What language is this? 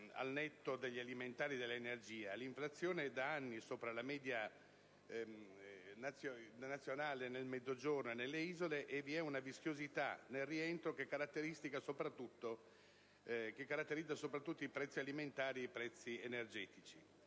Italian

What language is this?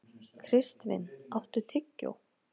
Icelandic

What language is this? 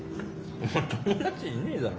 Japanese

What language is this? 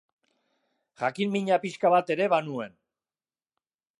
Basque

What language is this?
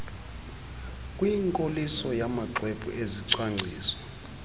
Xhosa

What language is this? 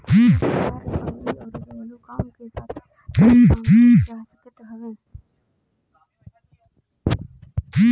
Bhojpuri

